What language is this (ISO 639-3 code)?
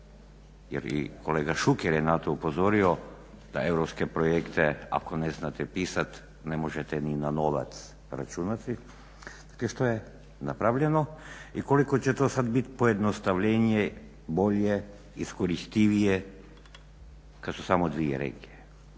hrv